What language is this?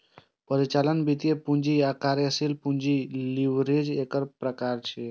Maithili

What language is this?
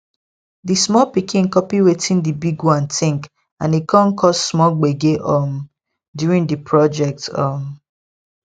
Nigerian Pidgin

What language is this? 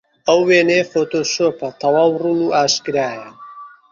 Central Kurdish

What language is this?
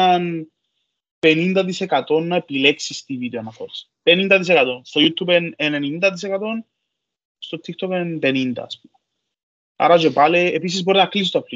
Greek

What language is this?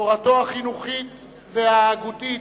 Hebrew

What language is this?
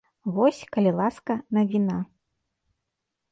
Belarusian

